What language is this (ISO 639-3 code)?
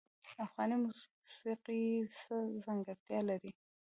pus